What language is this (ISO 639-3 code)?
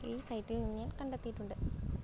mal